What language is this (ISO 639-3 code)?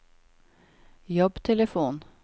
nor